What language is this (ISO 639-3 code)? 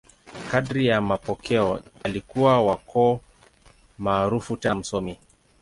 swa